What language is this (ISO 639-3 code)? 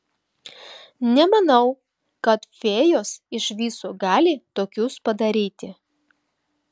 lit